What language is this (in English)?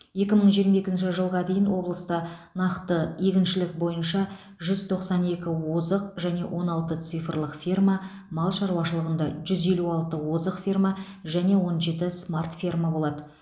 Kazakh